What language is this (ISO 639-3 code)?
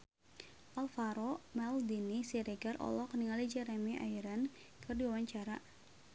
sun